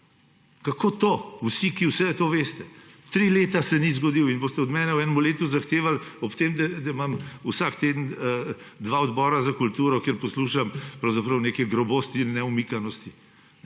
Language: Slovenian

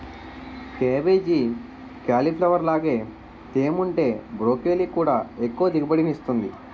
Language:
Telugu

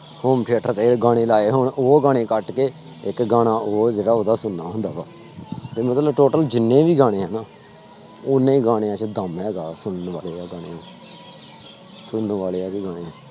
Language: Punjabi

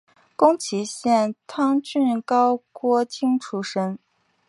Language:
Chinese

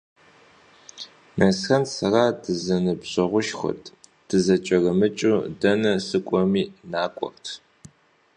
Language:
Kabardian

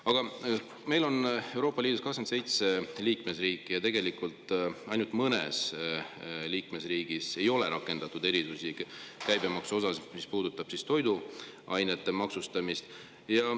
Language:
Estonian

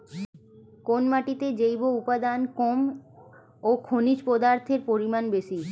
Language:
Bangla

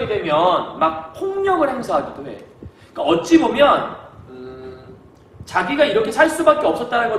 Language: Korean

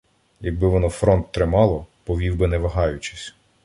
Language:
Ukrainian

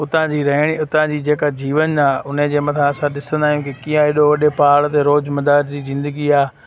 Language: Sindhi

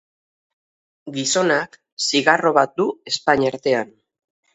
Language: Basque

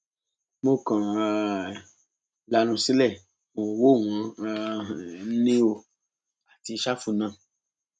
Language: Yoruba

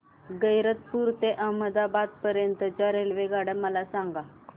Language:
Marathi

